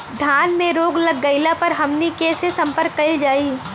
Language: Bhojpuri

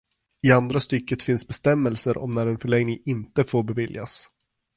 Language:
Swedish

